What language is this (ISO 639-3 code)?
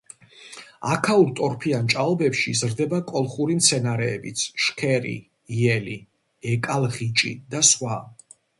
kat